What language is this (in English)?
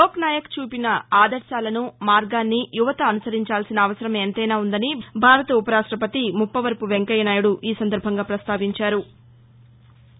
Telugu